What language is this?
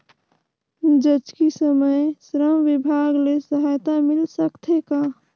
Chhattisgarhi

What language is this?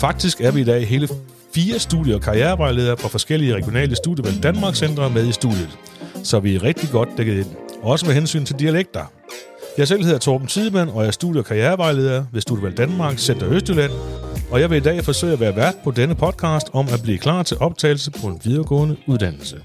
Danish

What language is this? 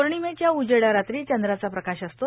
Marathi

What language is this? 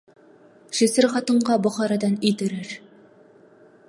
Kazakh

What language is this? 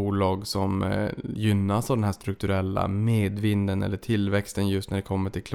Swedish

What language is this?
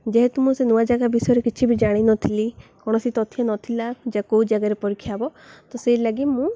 Odia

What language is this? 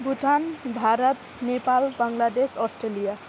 Nepali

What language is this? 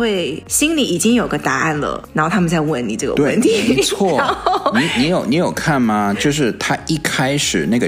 Chinese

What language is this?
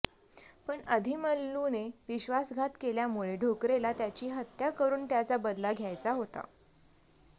Marathi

